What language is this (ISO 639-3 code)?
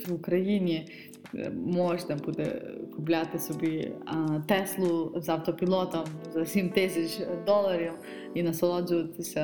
ukr